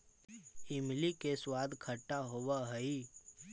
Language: Magahi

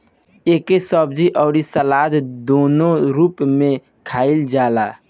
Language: Bhojpuri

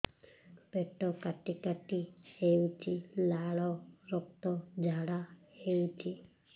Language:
Odia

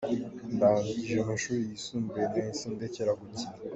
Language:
Kinyarwanda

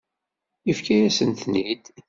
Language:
Kabyle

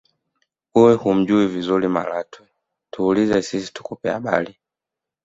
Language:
Swahili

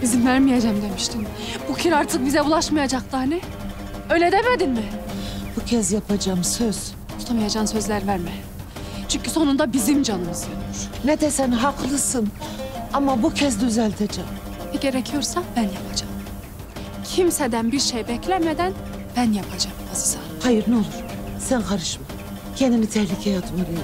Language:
Turkish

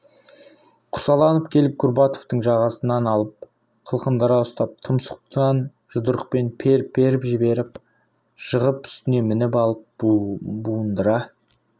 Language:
Kazakh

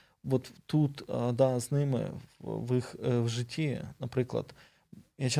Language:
Ukrainian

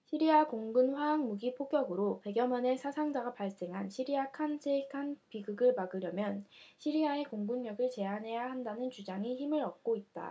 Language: Korean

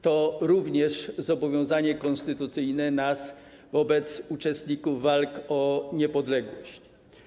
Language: Polish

